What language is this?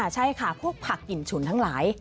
Thai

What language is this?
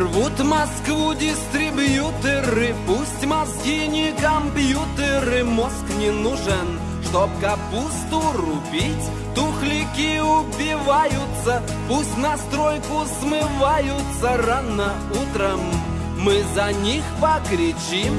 Russian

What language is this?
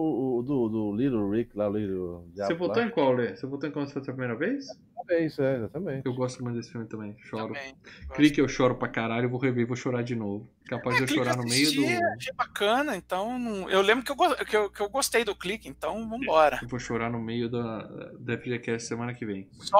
Portuguese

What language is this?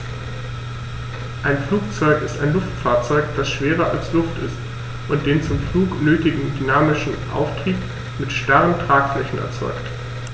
German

